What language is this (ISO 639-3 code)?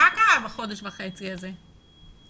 heb